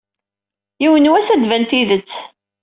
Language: Kabyle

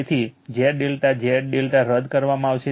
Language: Gujarati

